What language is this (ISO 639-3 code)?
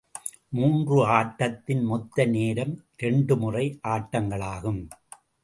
tam